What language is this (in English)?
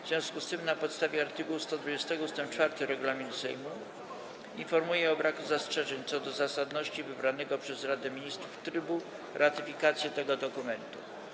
Polish